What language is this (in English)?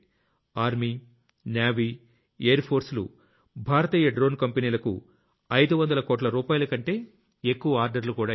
Telugu